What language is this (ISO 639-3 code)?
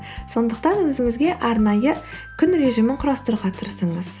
kaz